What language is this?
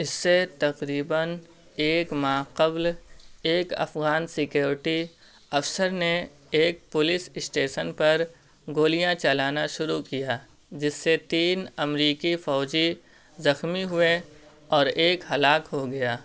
Urdu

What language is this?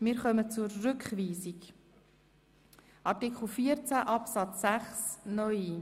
Swiss German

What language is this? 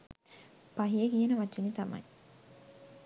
Sinhala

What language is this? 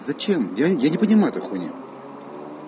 Russian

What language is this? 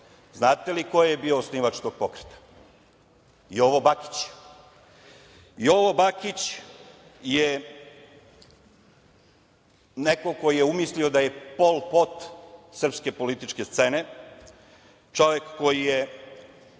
Serbian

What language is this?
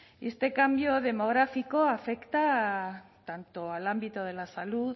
Spanish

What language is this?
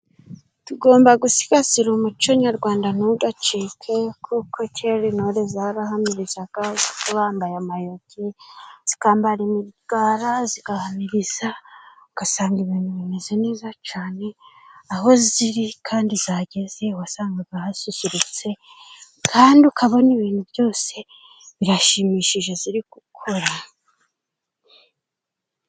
Kinyarwanda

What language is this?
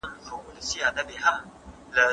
Pashto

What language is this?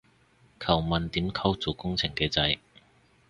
Cantonese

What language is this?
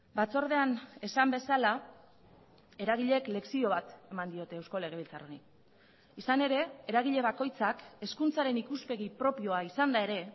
Basque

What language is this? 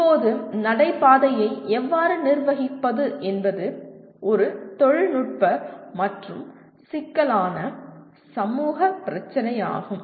Tamil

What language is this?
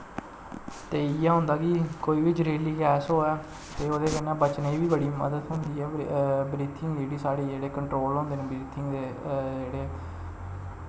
Dogri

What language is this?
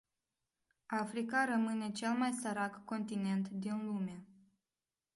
Romanian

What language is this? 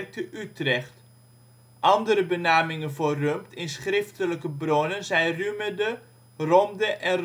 Dutch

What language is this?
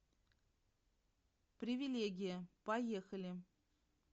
Russian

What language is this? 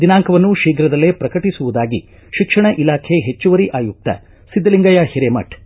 Kannada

